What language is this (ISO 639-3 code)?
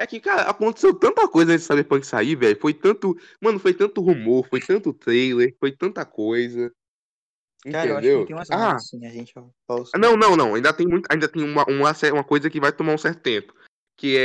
por